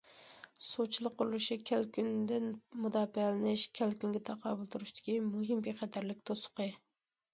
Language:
Uyghur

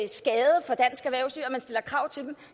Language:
Danish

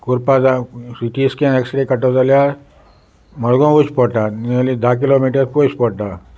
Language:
Konkani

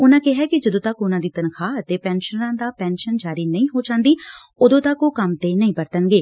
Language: Punjabi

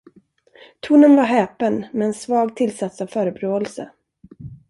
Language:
Swedish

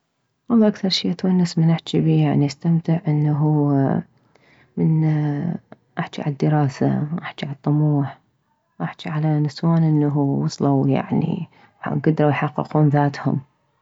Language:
Mesopotamian Arabic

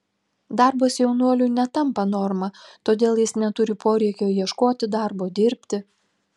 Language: Lithuanian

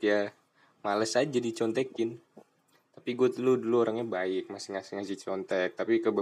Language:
Indonesian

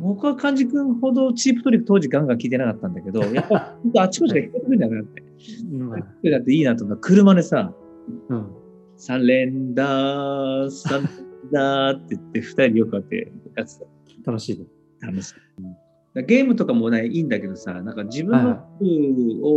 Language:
Japanese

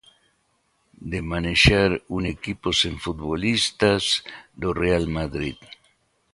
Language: Galician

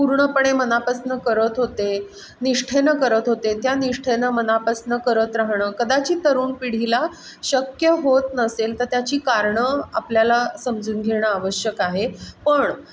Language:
Marathi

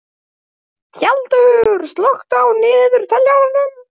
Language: Icelandic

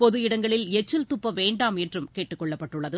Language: Tamil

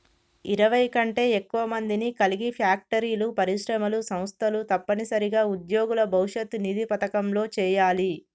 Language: Telugu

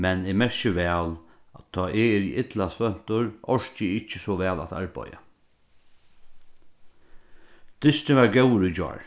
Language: Faroese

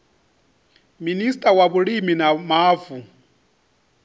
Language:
Venda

